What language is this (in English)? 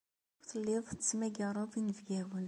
Kabyle